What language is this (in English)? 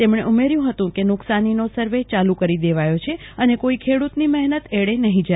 Gujarati